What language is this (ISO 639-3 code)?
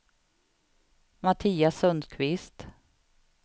swe